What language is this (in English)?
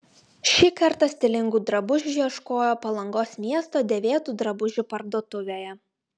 Lithuanian